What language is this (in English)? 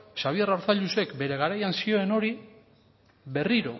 Basque